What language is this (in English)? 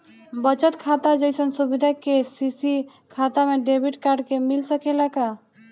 Bhojpuri